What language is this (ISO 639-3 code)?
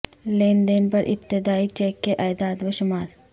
urd